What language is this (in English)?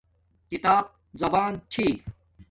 Domaaki